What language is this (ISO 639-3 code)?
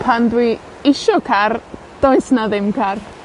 cym